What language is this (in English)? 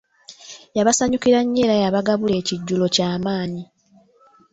Ganda